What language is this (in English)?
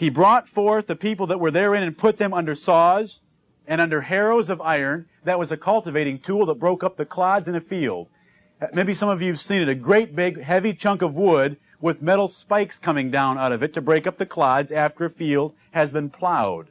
English